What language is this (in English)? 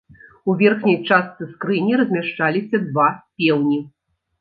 Belarusian